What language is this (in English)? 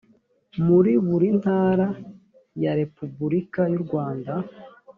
Kinyarwanda